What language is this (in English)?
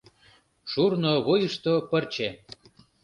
Mari